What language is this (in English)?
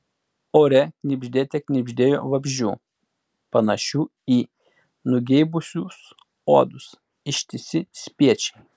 Lithuanian